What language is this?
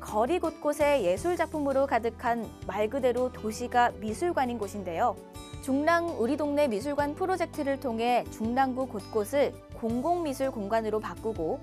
Korean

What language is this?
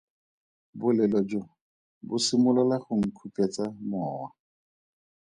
Tswana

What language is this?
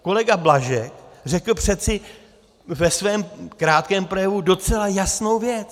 Czech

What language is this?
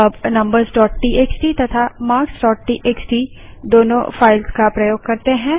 Hindi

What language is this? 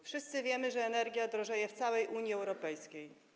Polish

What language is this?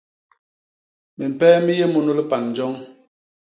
Basaa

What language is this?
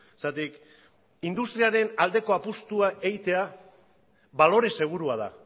Basque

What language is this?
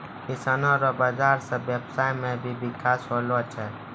Maithili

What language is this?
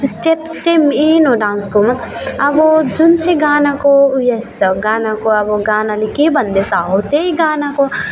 Nepali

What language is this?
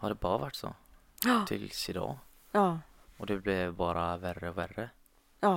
Swedish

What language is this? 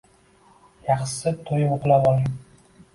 Uzbek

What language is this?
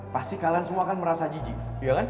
Indonesian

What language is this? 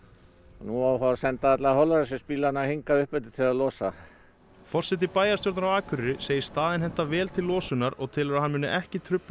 Icelandic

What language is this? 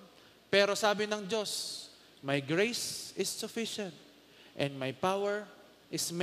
Filipino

